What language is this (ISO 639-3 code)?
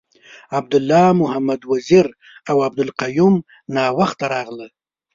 pus